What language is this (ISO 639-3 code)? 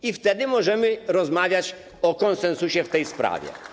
pol